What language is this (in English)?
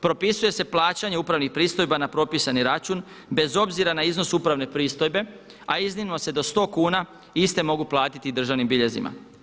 Croatian